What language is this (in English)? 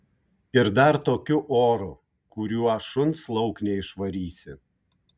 Lithuanian